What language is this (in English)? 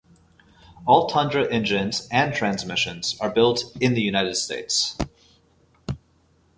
English